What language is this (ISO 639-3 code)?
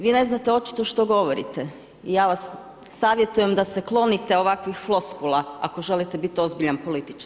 hrv